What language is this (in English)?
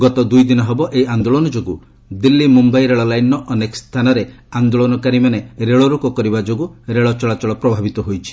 Odia